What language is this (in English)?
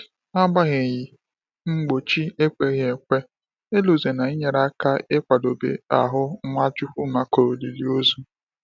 Igbo